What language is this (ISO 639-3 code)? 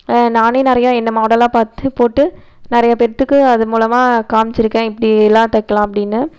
tam